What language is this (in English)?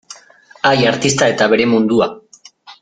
Basque